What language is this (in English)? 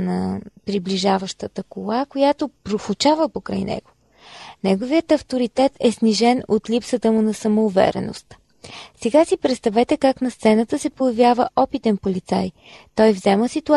Bulgarian